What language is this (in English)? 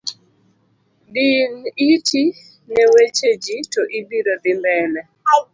Luo (Kenya and Tanzania)